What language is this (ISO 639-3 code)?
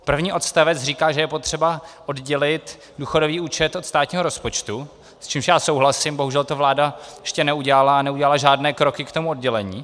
ces